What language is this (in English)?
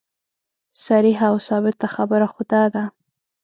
Pashto